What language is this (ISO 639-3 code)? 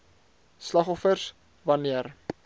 afr